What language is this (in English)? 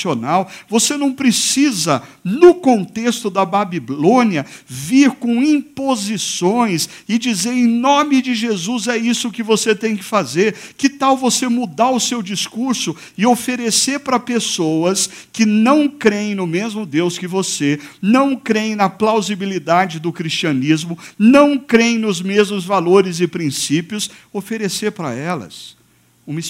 Portuguese